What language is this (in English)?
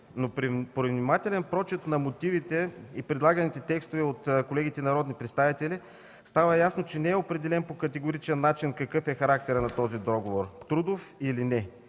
Bulgarian